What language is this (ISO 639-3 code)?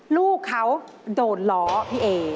tha